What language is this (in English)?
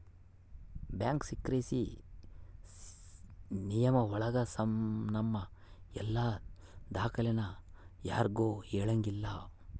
Kannada